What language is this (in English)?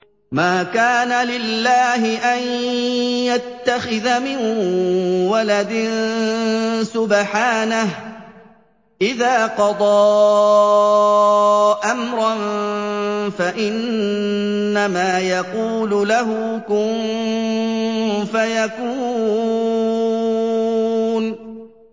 Arabic